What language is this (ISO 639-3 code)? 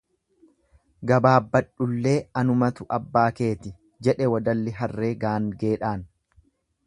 orm